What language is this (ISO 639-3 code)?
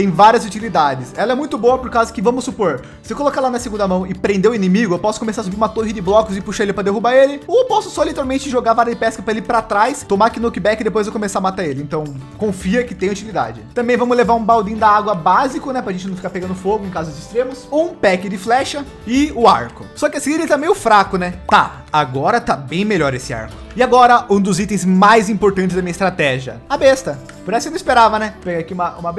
por